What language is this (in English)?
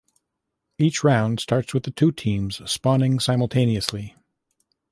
English